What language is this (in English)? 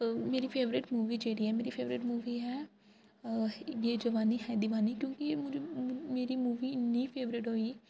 Dogri